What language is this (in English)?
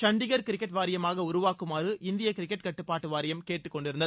Tamil